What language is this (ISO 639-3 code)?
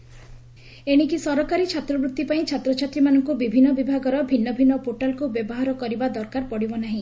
ori